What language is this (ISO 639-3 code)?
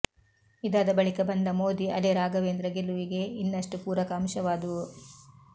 kan